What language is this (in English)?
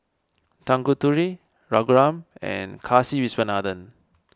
English